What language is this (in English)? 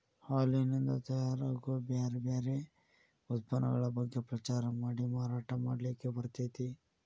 Kannada